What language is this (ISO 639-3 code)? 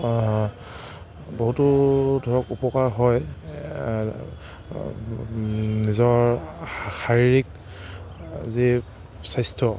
asm